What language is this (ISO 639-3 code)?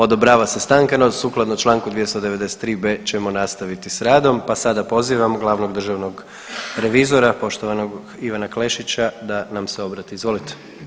hrv